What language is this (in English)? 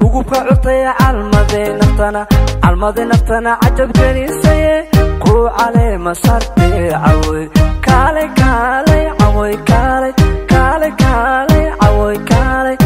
Arabic